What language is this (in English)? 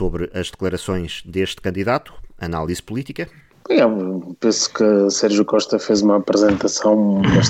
Portuguese